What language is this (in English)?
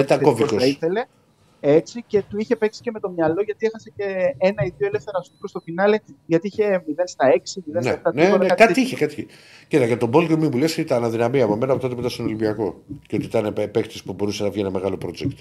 Greek